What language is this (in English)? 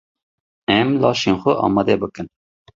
Kurdish